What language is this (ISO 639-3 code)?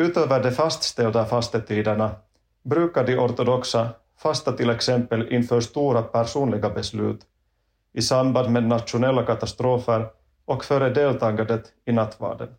swe